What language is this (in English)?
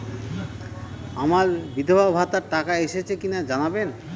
Bangla